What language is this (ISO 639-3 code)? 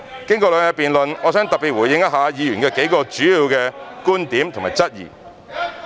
yue